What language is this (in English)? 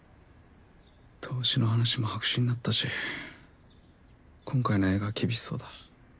Japanese